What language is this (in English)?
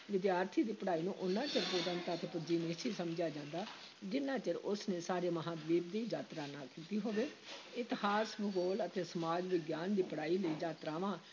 Punjabi